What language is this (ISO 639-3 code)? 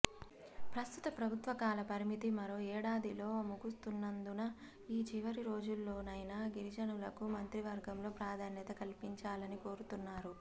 tel